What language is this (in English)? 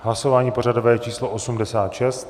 Czech